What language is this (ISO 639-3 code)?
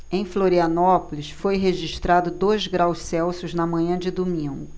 por